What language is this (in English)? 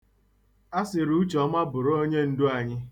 Igbo